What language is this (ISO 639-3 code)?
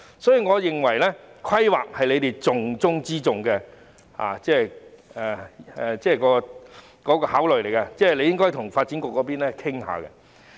yue